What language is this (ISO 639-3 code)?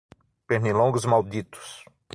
por